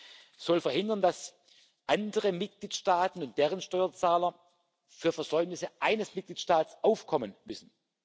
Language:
German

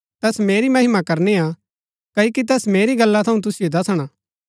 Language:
Gaddi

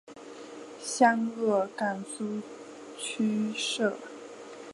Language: Chinese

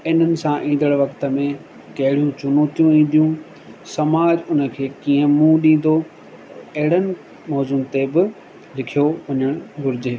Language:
Sindhi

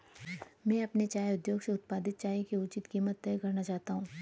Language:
Hindi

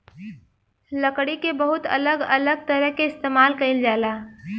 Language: Bhojpuri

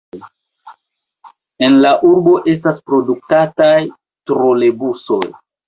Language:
Esperanto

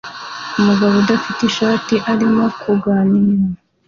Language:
Kinyarwanda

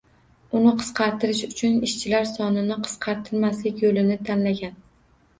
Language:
Uzbek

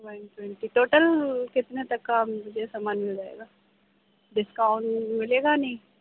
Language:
Urdu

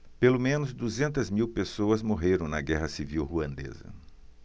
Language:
Portuguese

